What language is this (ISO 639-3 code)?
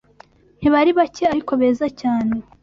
kin